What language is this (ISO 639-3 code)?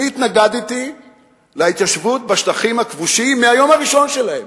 heb